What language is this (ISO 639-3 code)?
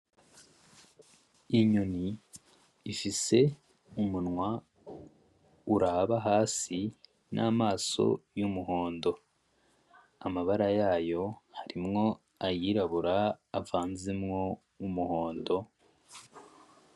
run